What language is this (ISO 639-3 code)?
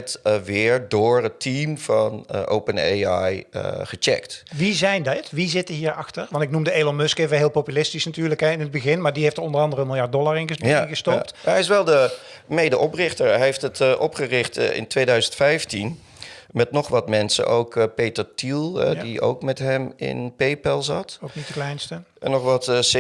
nld